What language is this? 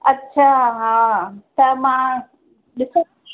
Sindhi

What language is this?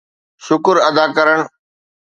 Sindhi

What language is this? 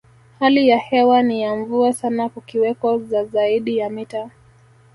Swahili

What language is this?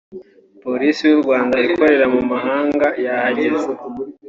Kinyarwanda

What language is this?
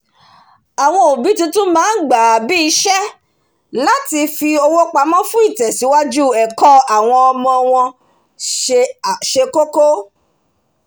Yoruba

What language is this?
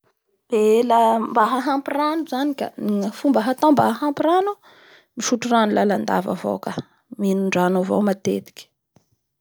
Bara Malagasy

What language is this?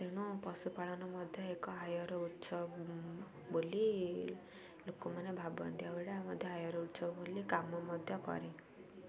Odia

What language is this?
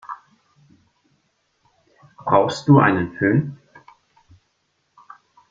German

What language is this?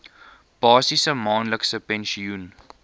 Afrikaans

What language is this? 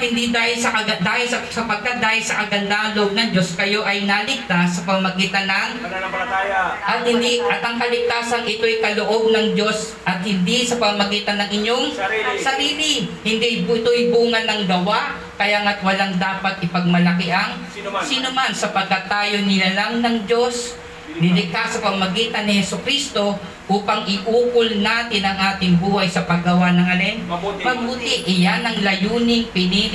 Filipino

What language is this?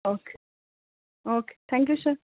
Bangla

